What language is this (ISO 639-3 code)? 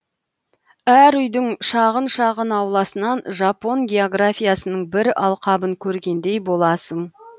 kaz